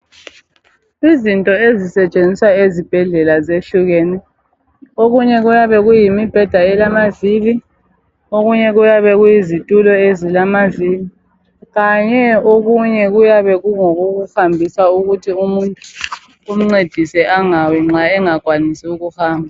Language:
North Ndebele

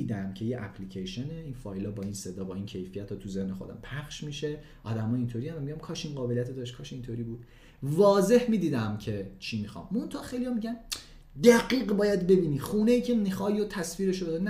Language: Persian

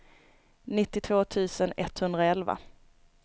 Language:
Swedish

